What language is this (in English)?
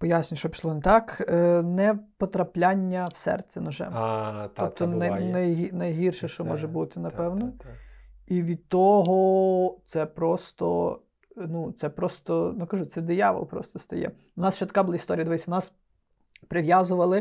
Ukrainian